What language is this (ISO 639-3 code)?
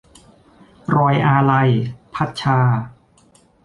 tha